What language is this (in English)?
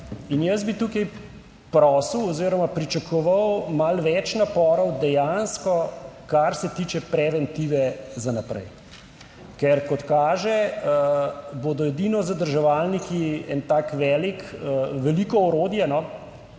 Slovenian